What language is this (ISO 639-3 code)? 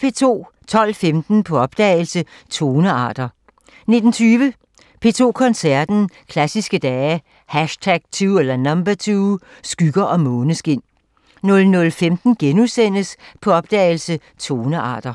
dan